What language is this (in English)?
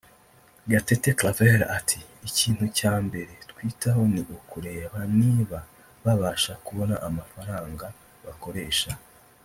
Kinyarwanda